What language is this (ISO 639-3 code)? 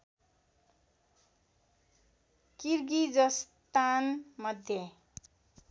nep